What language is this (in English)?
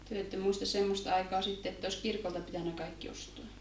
Finnish